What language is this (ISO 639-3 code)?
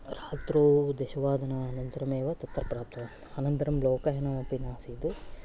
san